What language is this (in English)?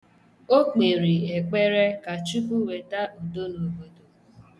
Igbo